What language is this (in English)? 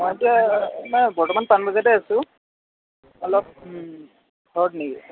Assamese